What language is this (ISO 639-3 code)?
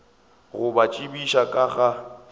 nso